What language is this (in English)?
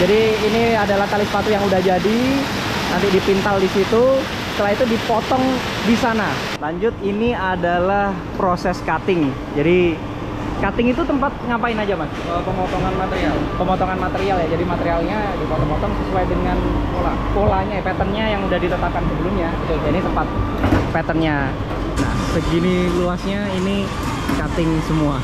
Indonesian